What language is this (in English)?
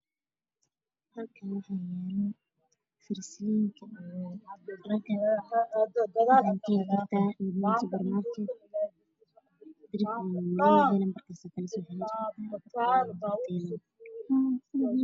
Somali